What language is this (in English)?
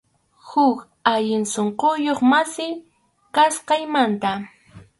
Arequipa-La Unión Quechua